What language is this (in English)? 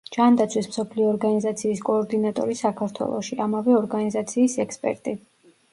Georgian